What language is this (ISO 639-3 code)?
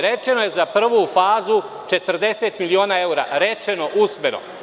srp